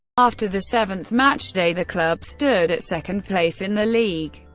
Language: English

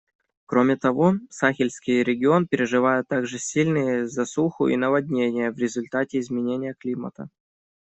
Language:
Russian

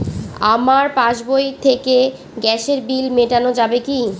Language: Bangla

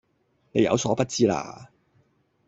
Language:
Cantonese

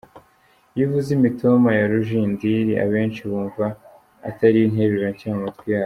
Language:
Kinyarwanda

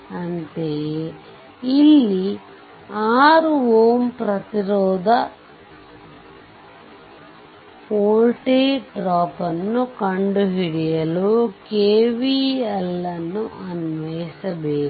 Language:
Kannada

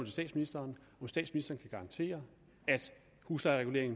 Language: Danish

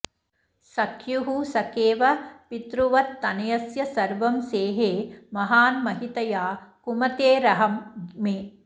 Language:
Sanskrit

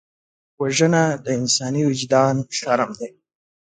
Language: Pashto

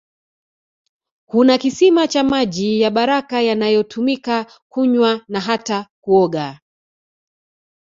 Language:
Swahili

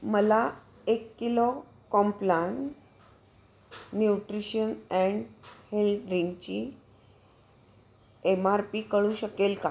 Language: Marathi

